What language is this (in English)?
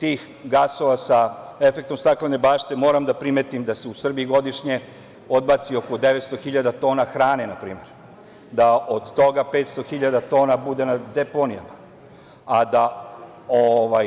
Serbian